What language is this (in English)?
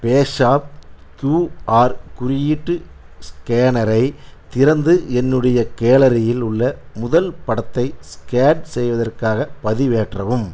Tamil